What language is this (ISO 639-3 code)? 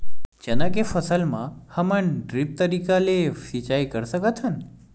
hne